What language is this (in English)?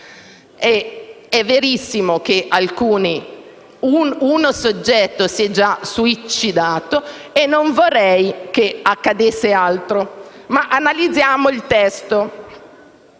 Italian